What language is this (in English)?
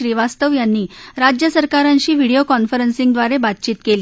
Marathi